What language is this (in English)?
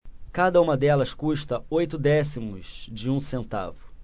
Portuguese